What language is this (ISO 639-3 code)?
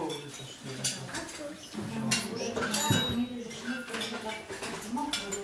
pol